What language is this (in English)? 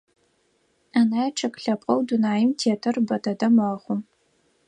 Adyghe